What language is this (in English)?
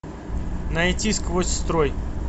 Russian